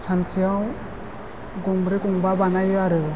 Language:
Bodo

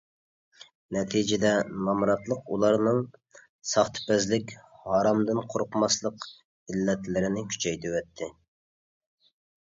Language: Uyghur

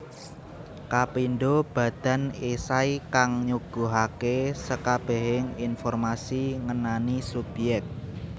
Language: Javanese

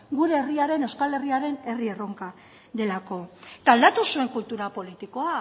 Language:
Basque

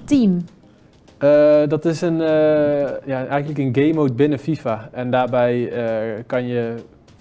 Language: Dutch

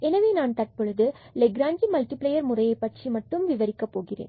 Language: Tamil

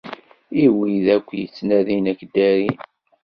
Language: Kabyle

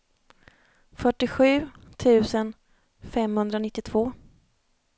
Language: Swedish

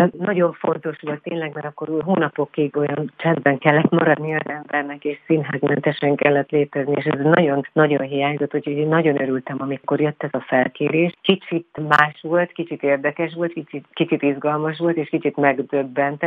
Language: Hungarian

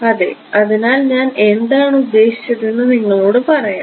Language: Malayalam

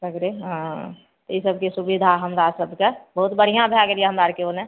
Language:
Maithili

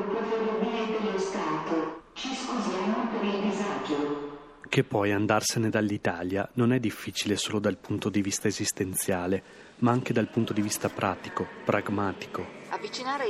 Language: Italian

